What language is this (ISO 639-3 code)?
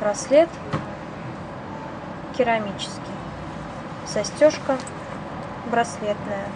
rus